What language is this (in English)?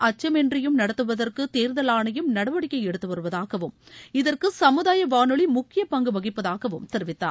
Tamil